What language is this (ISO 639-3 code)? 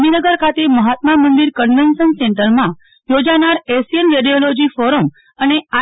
guj